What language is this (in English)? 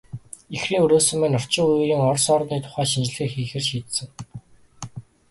Mongolian